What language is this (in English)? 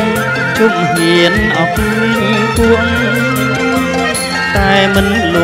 Thai